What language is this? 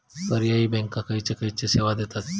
Marathi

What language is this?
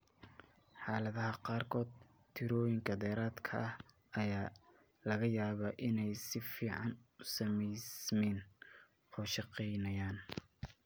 Somali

